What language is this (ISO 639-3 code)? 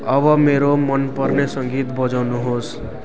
nep